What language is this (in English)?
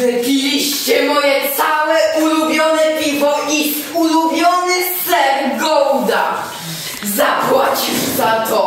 Polish